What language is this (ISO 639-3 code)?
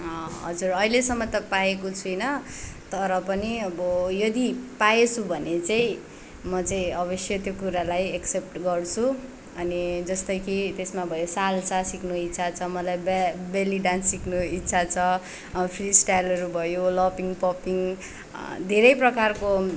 nep